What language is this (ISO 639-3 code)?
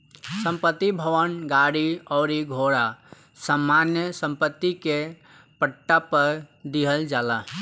bho